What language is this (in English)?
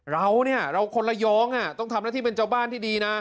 Thai